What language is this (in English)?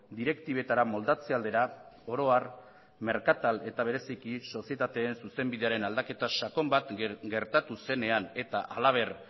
Basque